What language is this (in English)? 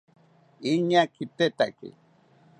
South Ucayali Ashéninka